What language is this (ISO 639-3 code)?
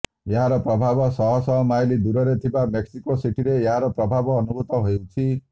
ori